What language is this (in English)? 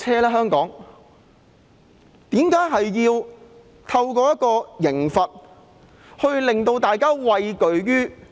Cantonese